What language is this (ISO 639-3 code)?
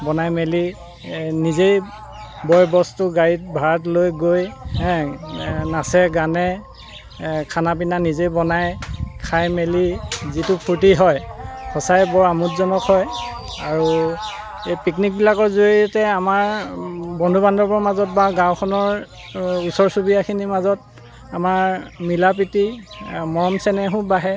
asm